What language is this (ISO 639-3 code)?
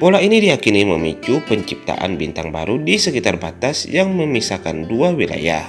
ind